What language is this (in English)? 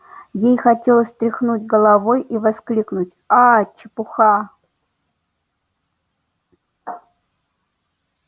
Russian